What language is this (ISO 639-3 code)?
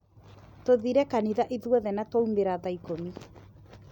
kik